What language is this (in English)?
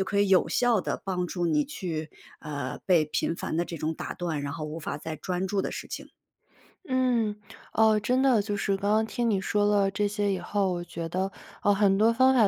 Chinese